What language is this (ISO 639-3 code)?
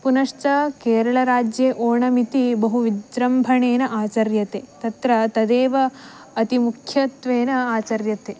san